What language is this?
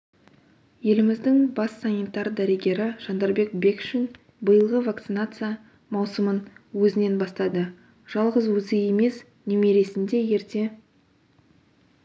Kazakh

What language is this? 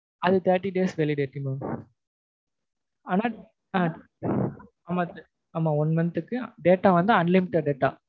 Tamil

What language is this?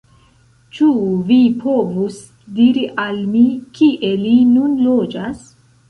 Esperanto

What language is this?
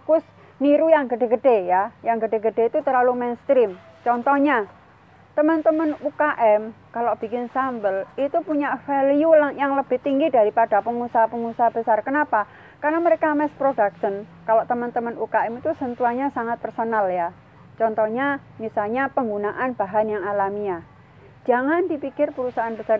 Indonesian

